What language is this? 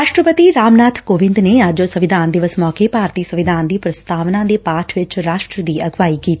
Punjabi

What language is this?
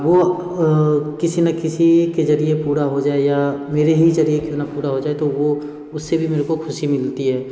Hindi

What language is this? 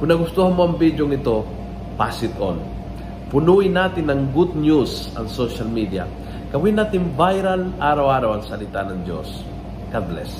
Filipino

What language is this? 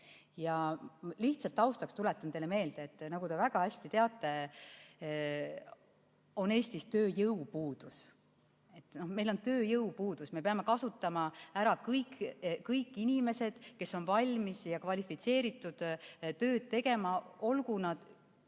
Estonian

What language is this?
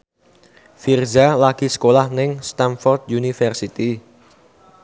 Javanese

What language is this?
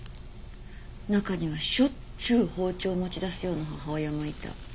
Japanese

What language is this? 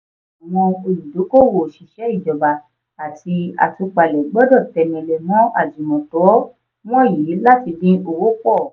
Yoruba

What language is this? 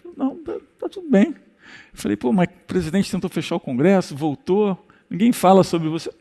Portuguese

